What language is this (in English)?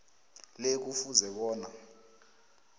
South Ndebele